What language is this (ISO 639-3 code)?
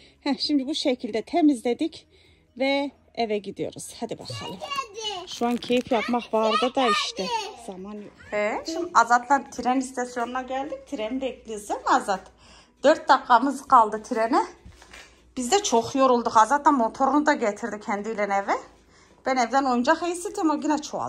tur